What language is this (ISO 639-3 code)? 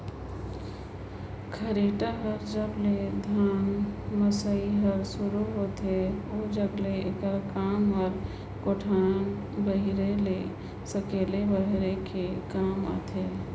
hne